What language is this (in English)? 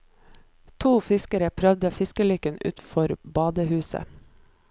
Norwegian